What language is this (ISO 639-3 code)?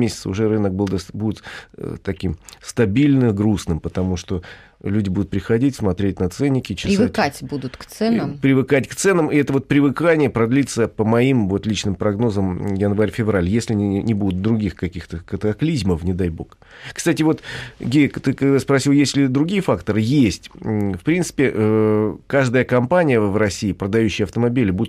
rus